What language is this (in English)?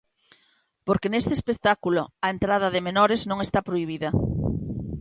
Galician